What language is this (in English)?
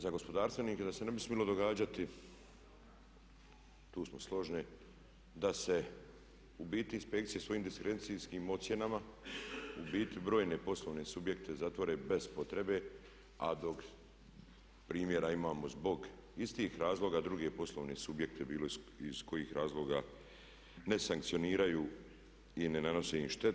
Croatian